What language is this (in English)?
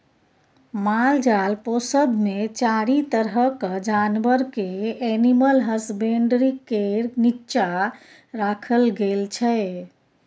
Maithili